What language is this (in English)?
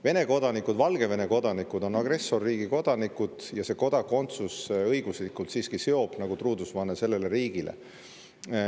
Estonian